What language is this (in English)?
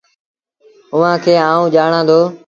Sindhi Bhil